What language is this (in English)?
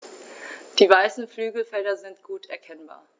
German